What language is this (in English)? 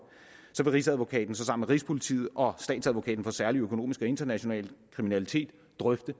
Danish